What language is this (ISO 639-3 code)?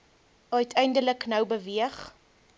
afr